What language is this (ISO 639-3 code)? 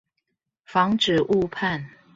zho